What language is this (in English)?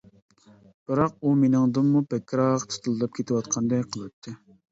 Uyghur